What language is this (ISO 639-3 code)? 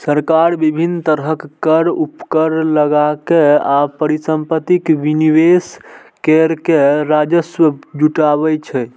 mai